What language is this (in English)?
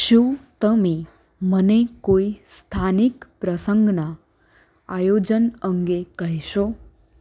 Gujarati